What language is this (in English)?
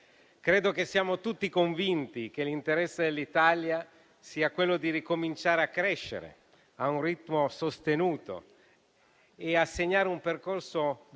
Italian